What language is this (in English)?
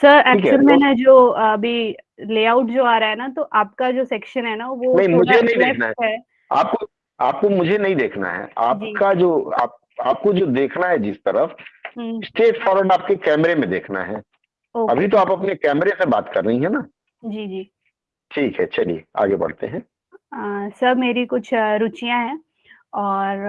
Hindi